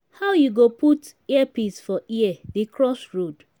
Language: Nigerian Pidgin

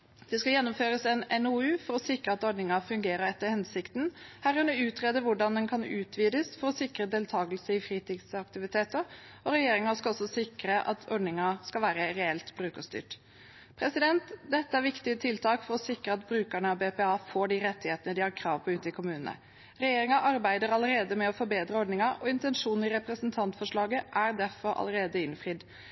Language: Norwegian Bokmål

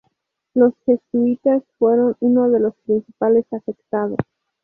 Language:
Spanish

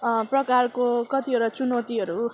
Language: Nepali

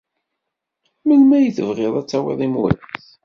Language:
Kabyle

